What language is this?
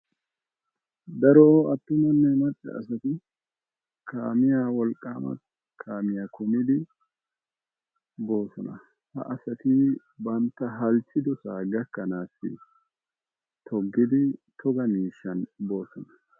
Wolaytta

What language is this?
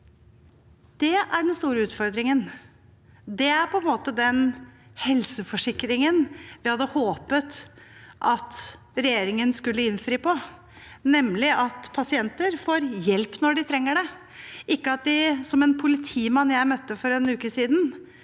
Norwegian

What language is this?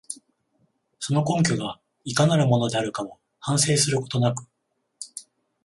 Japanese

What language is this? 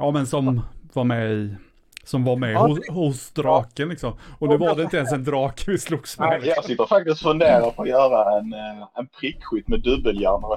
Swedish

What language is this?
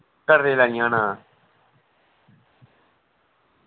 Dogri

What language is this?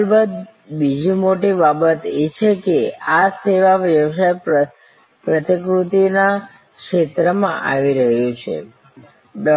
Gujarati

